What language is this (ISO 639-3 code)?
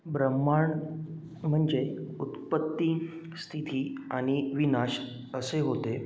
mar